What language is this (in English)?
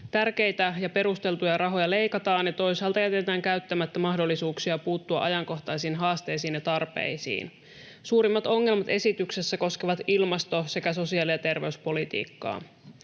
Finnish